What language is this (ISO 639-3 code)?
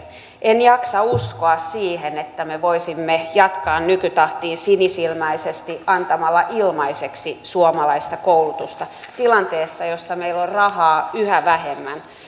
fin